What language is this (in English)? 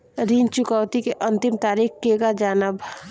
Bhojpuri